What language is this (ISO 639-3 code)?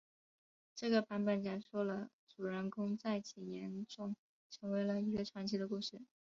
zho